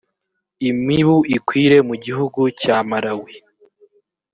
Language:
Kinyarwanda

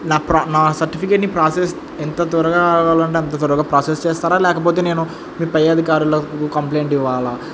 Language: Telugu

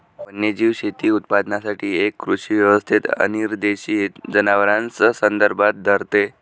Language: Marathi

